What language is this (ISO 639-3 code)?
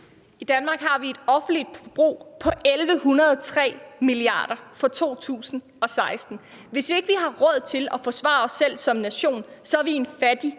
dan